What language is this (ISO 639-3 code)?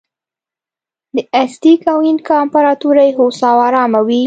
pus